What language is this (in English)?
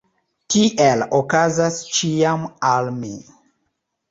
Esperanto